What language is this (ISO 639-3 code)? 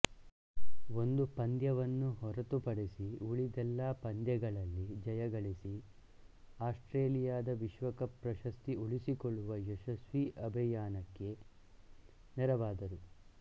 kan